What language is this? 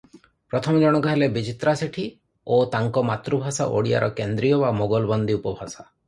Odia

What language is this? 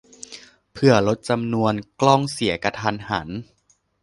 Thai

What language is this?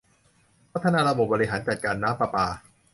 Thai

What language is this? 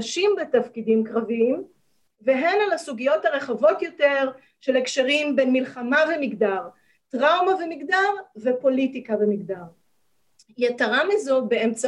Hebrew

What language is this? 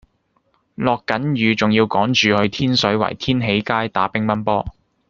Cantonese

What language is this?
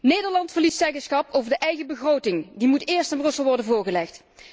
Dutch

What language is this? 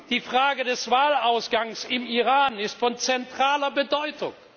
German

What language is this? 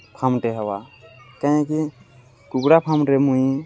Odia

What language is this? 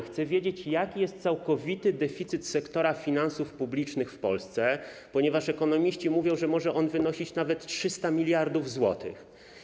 Polish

